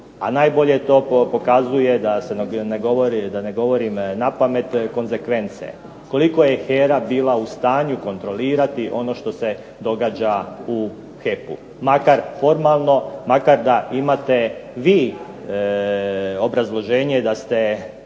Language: Croatian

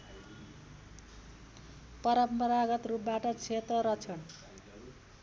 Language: Nepali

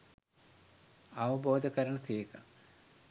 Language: Sinhala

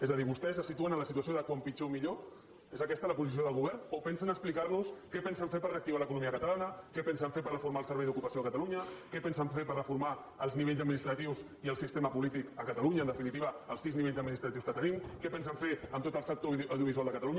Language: Catalan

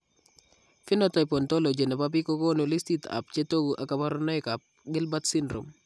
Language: Kalenjin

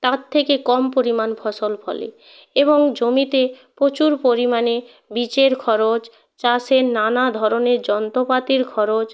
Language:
Bangla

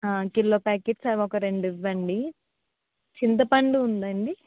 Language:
Telugu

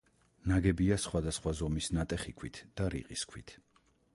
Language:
Georgian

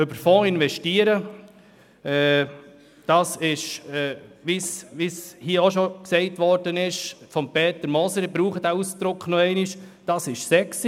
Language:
Swiss German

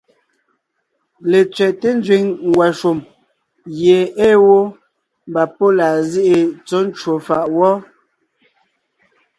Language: Ngiemboon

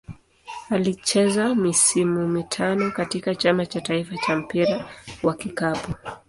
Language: Swahili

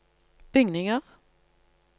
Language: Norwegian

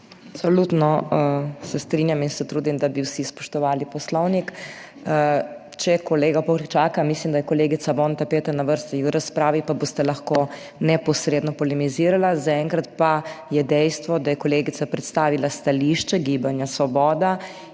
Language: Slovenian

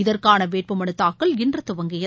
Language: Tamil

